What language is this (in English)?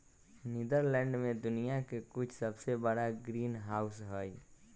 Magahi